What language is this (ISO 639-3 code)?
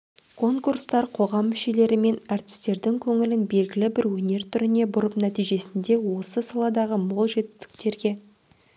kaz